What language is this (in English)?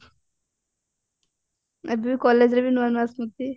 Odia